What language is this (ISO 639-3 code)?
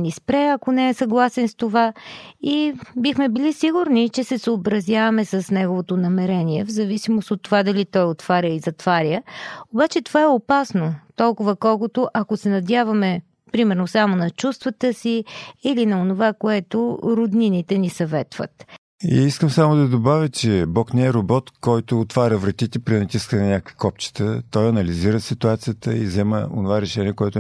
bul